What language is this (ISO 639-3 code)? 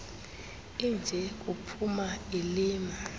xho